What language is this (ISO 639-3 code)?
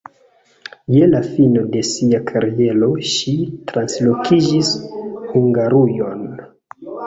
epo